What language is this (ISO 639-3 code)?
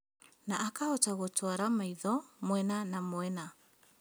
kik